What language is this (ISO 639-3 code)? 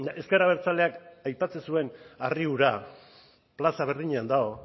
eus